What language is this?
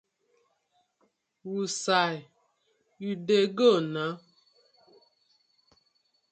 Nigerian Pidgin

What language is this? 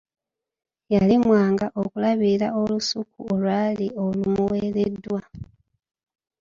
Ganda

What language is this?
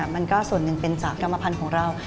Thai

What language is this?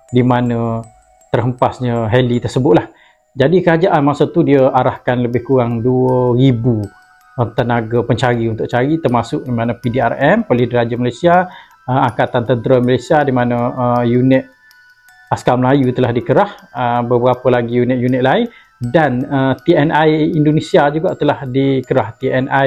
Malay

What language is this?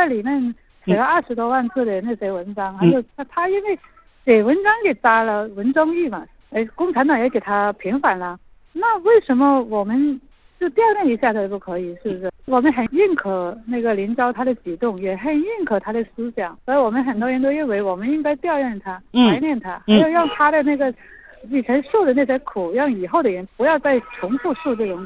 Chinese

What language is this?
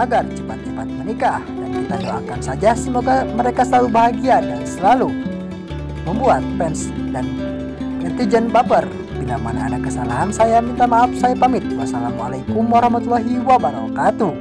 Indonesian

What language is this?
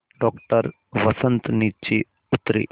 Hindi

